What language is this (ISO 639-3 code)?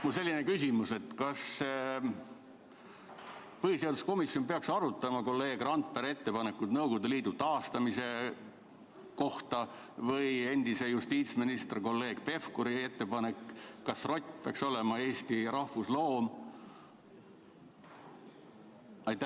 est